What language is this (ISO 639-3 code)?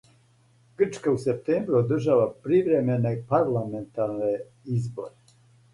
srp